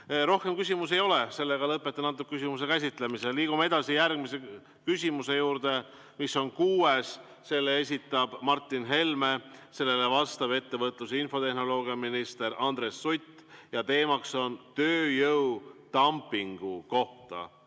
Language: Estonian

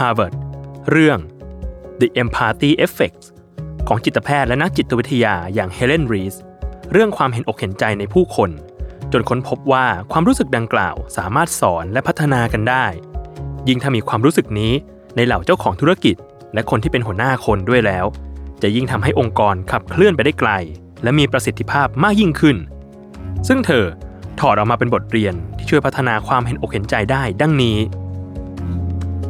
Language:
Thai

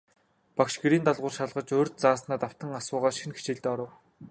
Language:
Mongolian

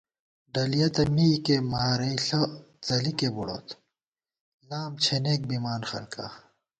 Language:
Gawar-Bati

